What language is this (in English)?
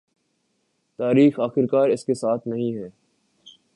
Urdu